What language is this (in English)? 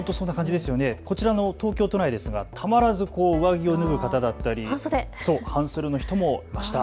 Japanese